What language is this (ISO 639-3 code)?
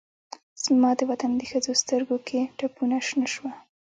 pus